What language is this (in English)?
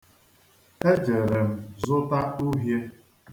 Igbo